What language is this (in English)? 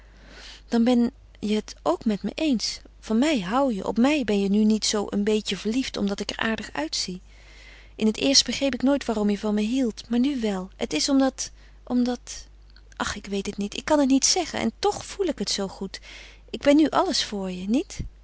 Dutch